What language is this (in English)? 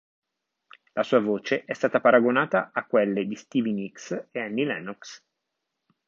Italian